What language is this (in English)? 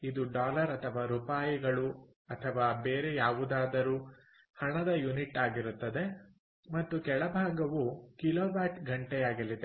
Kannada